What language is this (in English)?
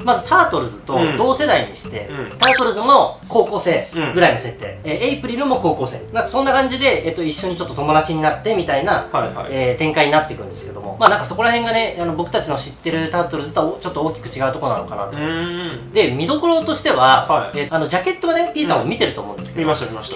Japanese